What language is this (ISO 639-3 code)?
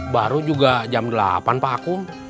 ind